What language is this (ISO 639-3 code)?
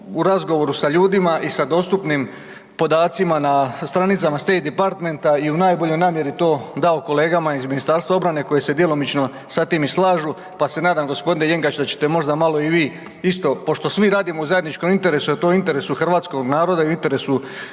hrv